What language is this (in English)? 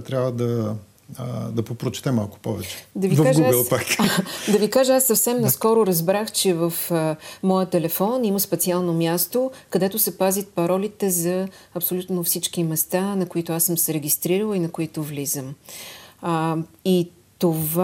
Bulgarian